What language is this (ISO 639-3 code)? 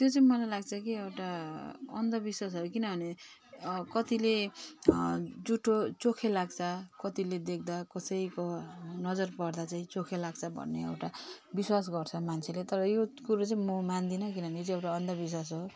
nep